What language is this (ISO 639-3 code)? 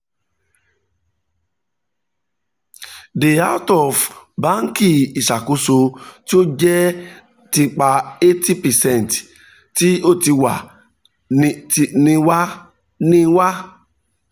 yor